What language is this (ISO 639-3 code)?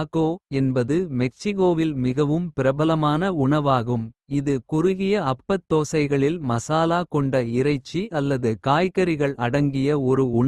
kfe